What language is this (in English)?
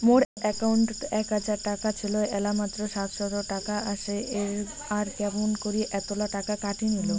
Bangla